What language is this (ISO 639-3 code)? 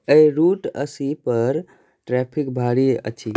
mai